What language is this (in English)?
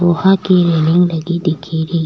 Rajasthani